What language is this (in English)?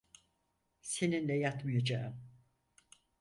Turkish